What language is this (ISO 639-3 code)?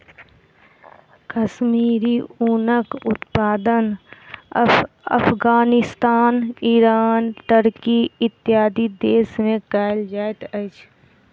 mai